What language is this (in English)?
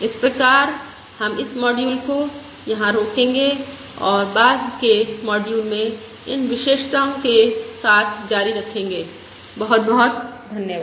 Hindi